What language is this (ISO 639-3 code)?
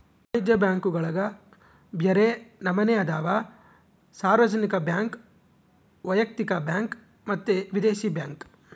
kan